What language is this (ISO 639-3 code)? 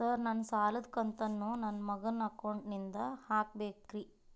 kan